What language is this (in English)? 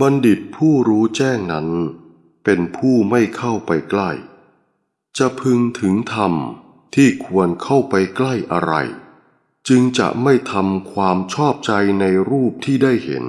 Thai